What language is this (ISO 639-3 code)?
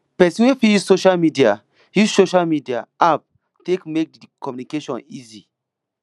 pcm